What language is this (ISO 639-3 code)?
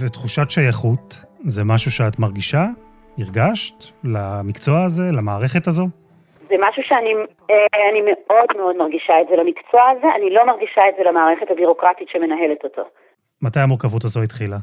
heb